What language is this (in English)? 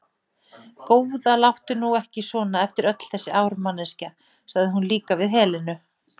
Icelandic